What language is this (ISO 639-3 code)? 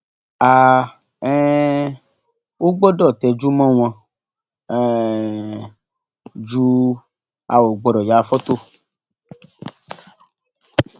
yor